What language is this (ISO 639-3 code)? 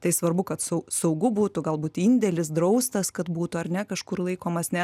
lit